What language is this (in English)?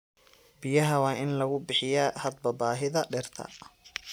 Somali